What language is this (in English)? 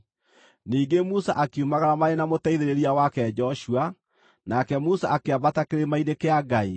Kikuyu